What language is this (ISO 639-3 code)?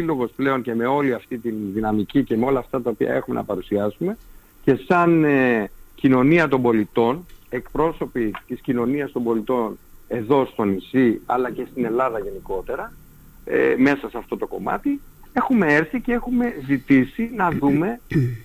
ell